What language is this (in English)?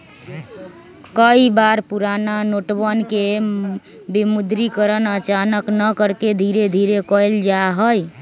Magahi